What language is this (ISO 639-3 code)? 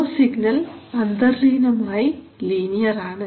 mal